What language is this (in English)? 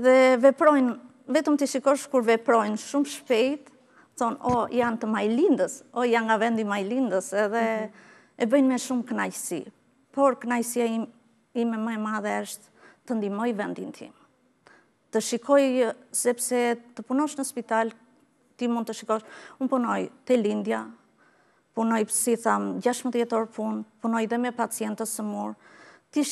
Romanian